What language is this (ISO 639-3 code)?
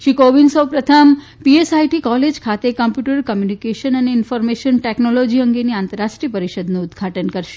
guj